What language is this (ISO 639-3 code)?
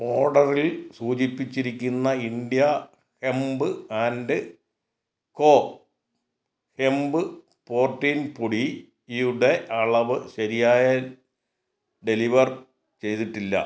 mal